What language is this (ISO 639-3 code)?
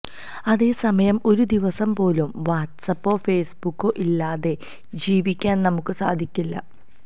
mal